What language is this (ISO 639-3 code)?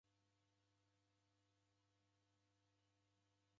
dav